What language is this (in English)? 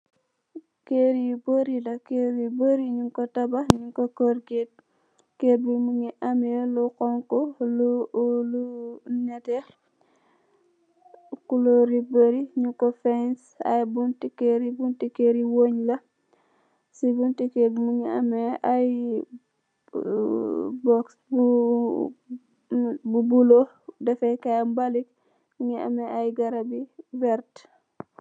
Wolof